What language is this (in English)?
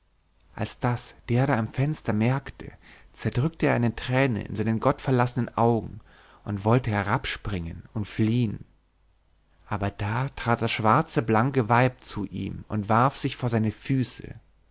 German